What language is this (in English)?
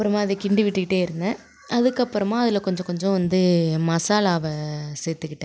Tamil